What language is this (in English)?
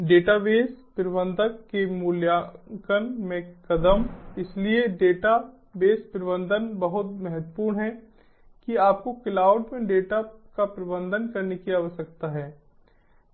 Hindi